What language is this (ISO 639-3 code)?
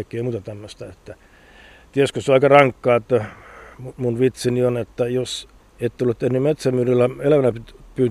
fin